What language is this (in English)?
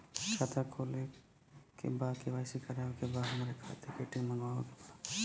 Bhojpuri